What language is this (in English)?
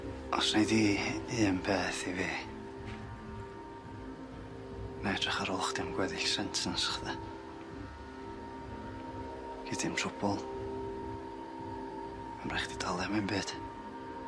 Welsh